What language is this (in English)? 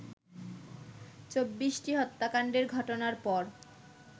Bangla